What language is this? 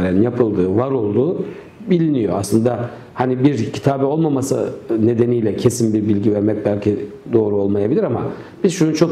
Turkish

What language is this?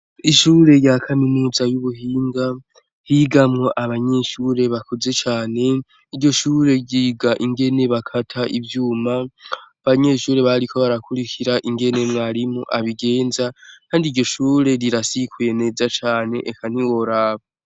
Rundi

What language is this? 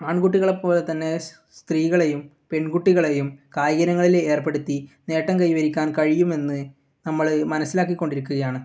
Malayalam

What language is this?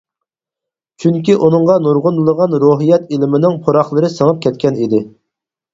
Uyghur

